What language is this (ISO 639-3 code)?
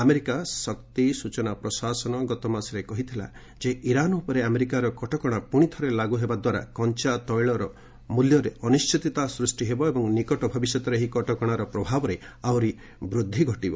ori